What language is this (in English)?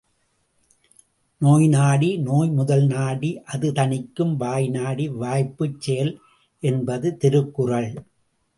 Tamil